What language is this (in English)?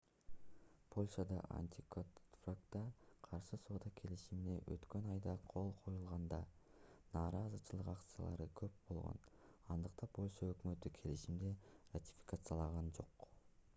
Kyrgyz